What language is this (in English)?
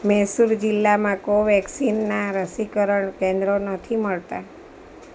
Gujarati